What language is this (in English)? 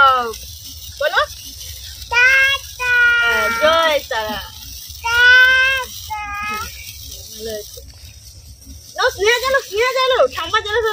Bangla